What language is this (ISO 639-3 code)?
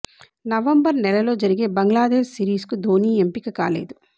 tel